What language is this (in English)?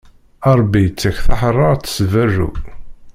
Kabyle